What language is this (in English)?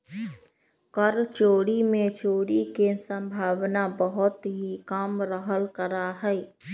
Magahi